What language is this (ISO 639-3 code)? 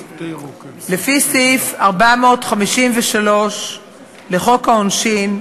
heb